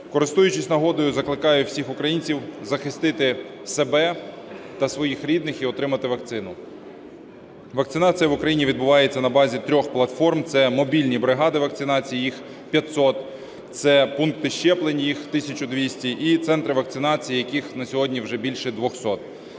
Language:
Ukrainian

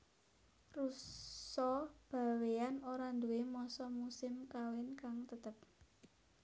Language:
Javanese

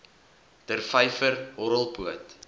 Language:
Afrikaans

